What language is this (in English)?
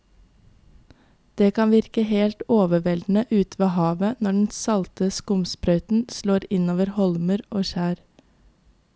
Norwegian